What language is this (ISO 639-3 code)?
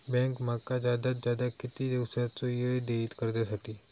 mar